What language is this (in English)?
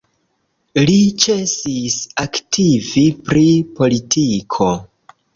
Esperanto